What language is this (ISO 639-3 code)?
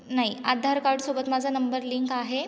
mar